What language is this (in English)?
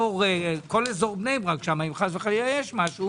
Hebrew